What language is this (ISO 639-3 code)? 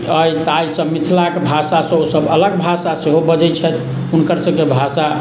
mai